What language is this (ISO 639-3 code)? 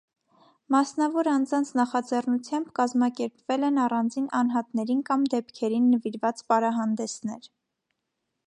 hye